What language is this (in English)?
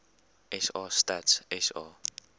Afrikaans